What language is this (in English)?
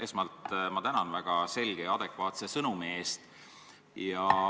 Estonian